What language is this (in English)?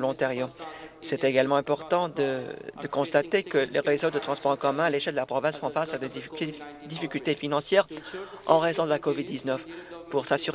French